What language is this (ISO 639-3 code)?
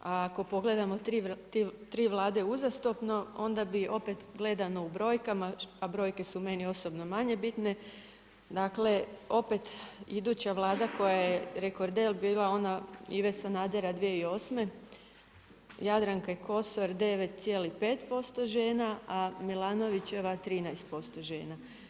hrv